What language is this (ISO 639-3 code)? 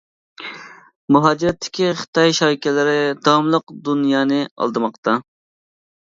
uig